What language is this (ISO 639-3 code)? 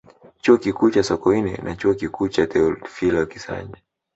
swa